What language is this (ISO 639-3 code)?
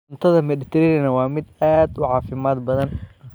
som